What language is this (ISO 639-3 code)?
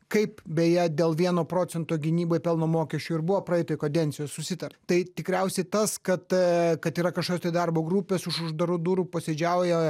lit